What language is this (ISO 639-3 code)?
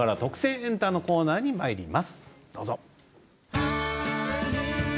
jpn